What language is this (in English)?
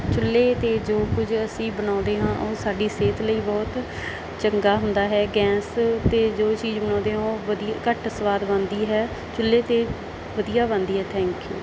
Punjabi